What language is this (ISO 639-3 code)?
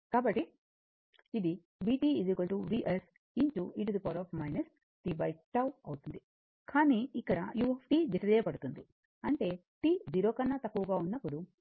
tel